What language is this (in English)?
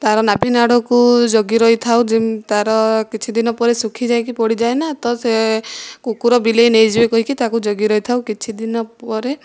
Odia